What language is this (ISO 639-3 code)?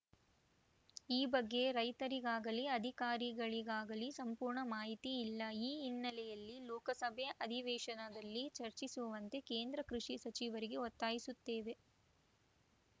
kan